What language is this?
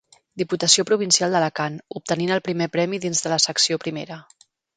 Catalan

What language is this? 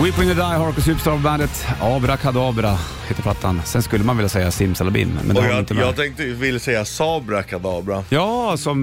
Swedish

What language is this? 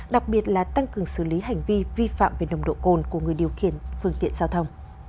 Vietnamese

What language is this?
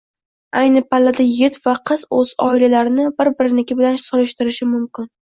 Uzbek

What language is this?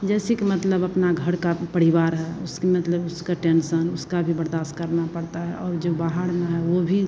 Hindi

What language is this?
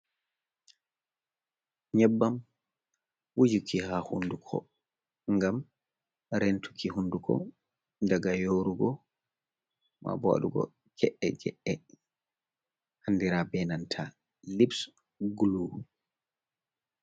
Fula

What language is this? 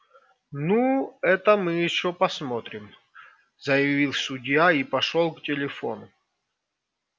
Russian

